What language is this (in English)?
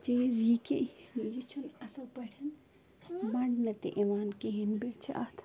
Kashmiri